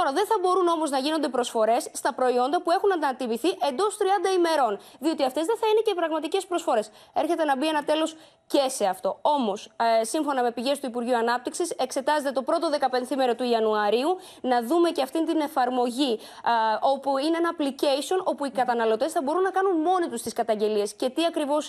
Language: Greek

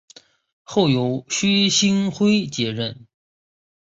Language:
Chinese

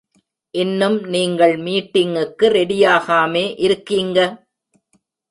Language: Tamil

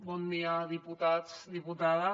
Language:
Catalan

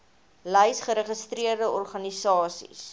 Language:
Afrikaans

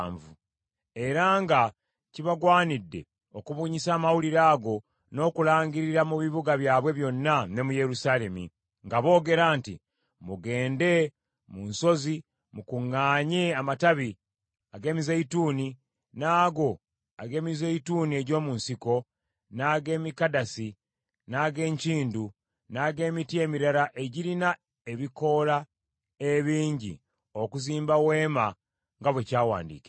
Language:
Ganda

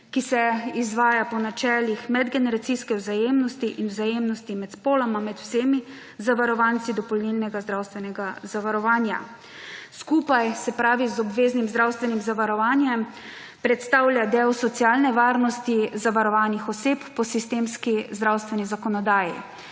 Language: Slovenian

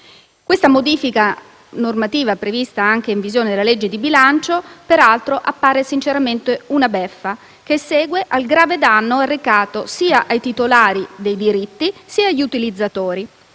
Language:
Italian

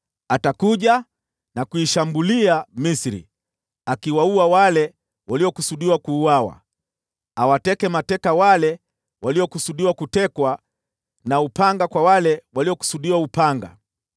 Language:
Swahili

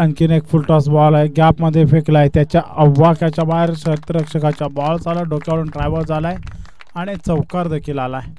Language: Marathi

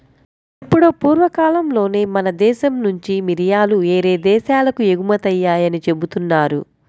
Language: Telugu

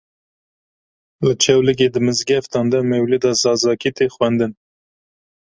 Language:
Kurdish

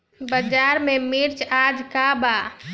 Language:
Bhojpuri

